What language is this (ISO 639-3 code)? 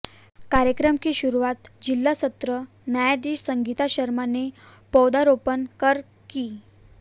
hin